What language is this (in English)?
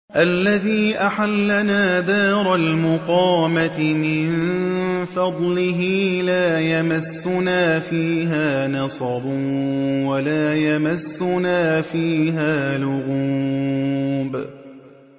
Arabic